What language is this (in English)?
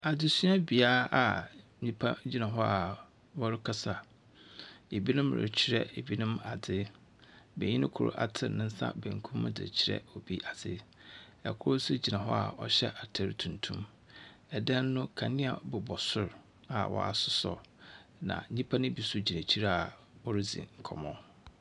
Akan